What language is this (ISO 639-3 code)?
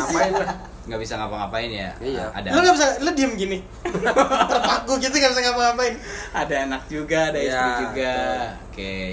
ind